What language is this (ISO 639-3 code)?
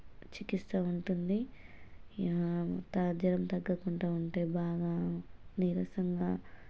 tel